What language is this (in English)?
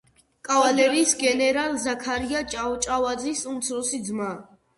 Georgian